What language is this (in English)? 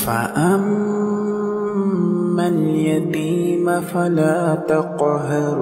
Arabic